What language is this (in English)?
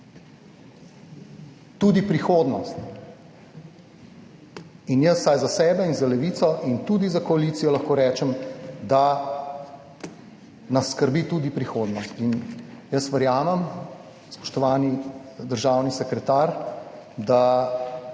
Slovenian